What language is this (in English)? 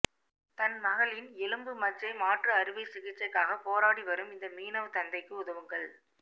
Tamil